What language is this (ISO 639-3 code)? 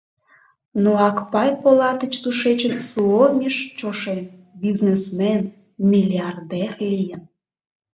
chm